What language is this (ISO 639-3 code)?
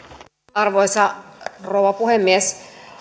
fin